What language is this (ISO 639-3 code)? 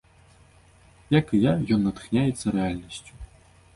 bel